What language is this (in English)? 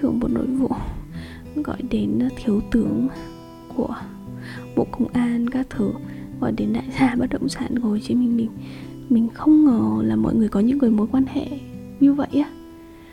Vietnamese